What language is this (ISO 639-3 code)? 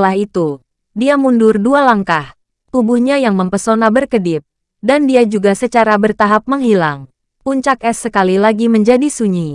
ind